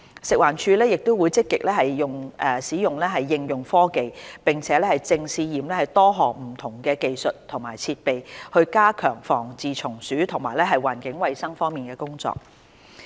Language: Cantonese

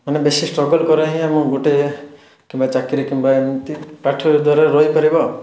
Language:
Odia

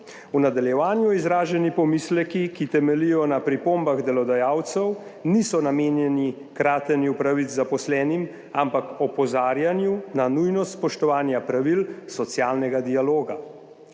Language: Slovenian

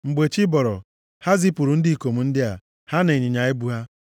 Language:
Igbo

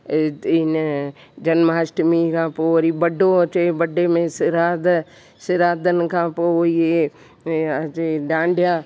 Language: Sindhi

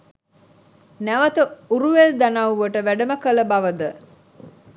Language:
Sinhala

